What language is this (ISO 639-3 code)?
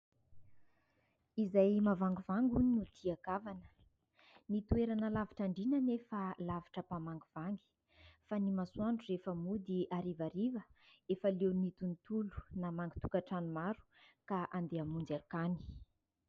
mlg